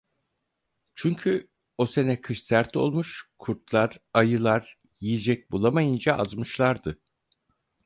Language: Turkish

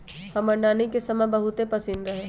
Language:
Magahi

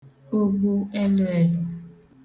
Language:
Igbo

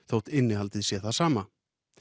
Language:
Icelandic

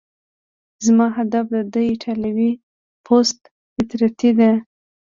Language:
Pashto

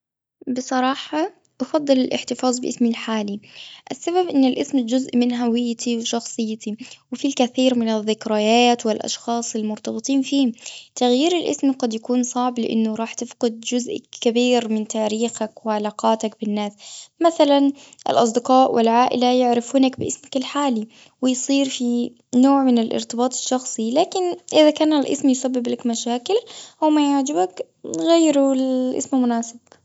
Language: Gulf Arabic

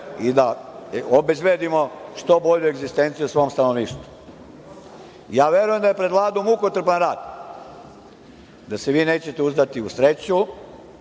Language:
Serbian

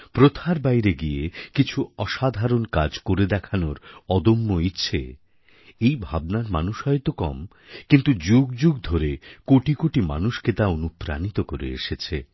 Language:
Bangla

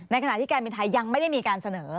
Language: Thai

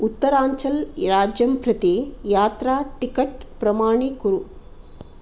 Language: Sanskrit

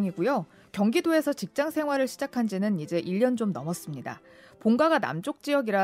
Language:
Korean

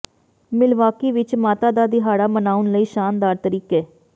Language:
Punjabi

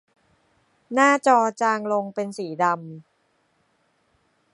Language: Thai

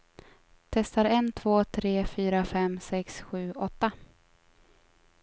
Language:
Swedish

